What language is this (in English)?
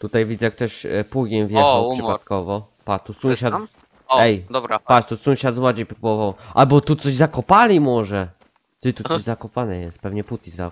Polish